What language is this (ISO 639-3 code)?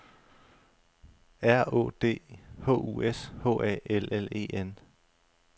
dan